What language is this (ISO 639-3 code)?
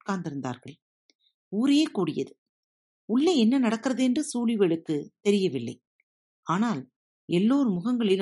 tam